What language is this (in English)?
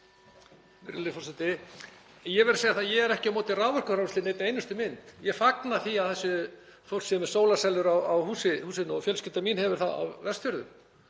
Icelandic